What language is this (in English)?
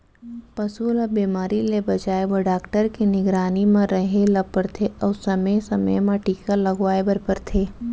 Chhattisgarhi